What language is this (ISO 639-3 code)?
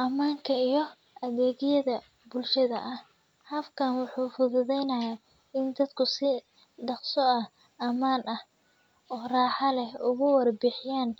som